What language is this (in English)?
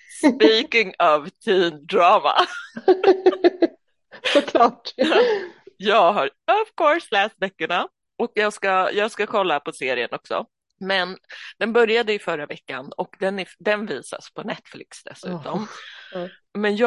Swedish